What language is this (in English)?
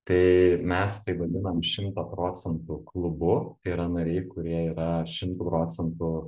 Lithuanian